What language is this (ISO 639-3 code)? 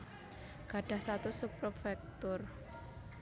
jav